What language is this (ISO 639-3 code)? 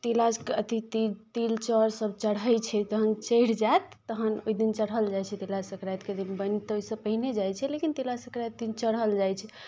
mai